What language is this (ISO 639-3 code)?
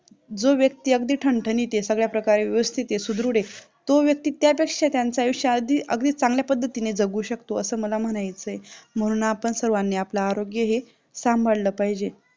mar